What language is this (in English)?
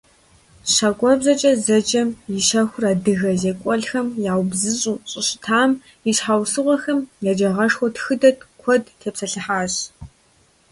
Kabardian